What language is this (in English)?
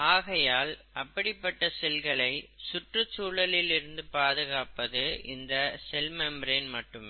Tamil